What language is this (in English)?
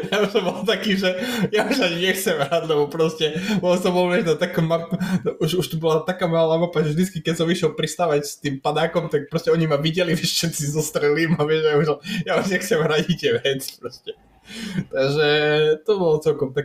Slovak